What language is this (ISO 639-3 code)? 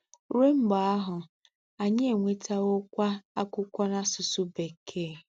ibo